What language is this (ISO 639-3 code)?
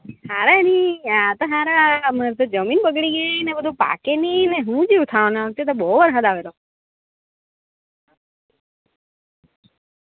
guj